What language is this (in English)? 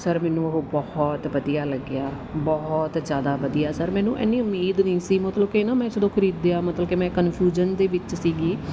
Punjabi